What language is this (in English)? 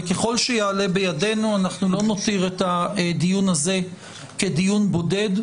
Hebrew